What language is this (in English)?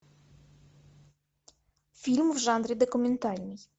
Russian